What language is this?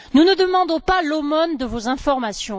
French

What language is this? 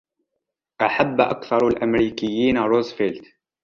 Arabic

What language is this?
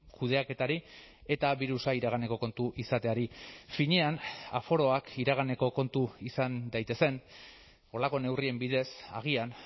Basque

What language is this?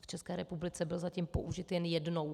Czech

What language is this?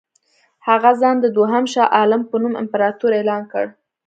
Pashto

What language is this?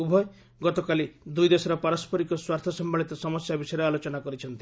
Odia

